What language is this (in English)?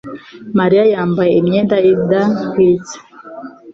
Kinyarwanda